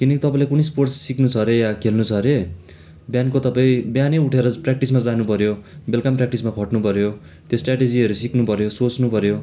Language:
Nepali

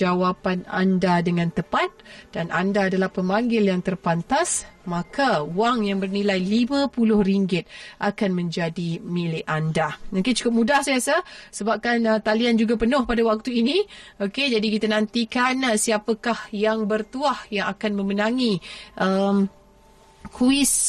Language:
Malay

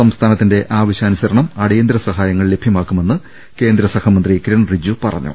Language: Malayalam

